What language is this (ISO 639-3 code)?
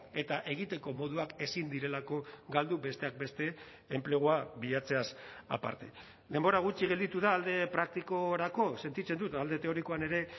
eus